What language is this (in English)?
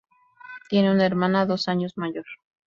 Spanish